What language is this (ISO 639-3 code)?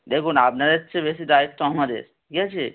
ben